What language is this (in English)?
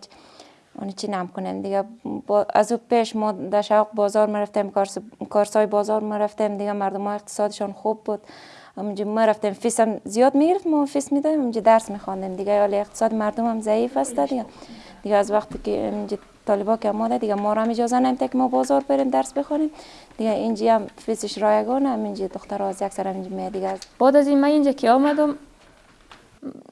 German